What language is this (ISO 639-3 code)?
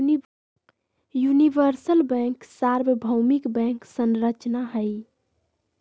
mag